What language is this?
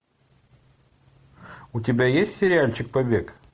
Russian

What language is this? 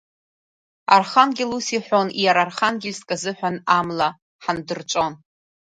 Abkhazian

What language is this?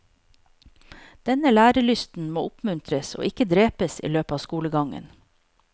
Norwegian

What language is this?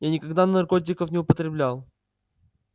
Russian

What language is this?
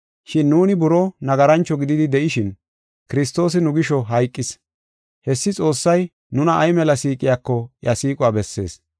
Gofa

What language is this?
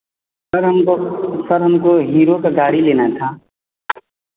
Hindi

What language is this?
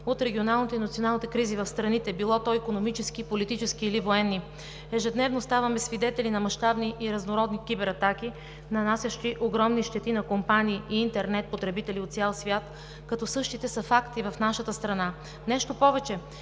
Bulgarian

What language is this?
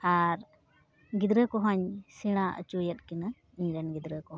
Santali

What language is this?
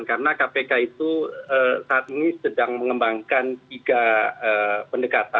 Indonesian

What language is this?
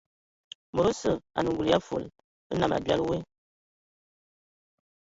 Ewondo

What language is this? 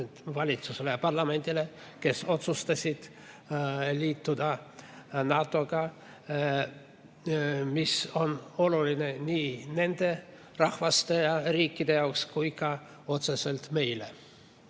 Estonian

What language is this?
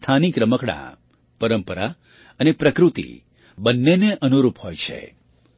Gujarati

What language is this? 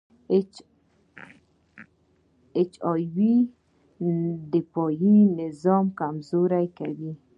Pashto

